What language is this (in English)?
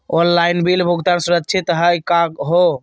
Magahi